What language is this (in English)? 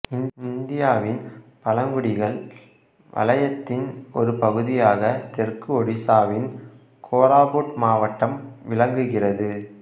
Tamil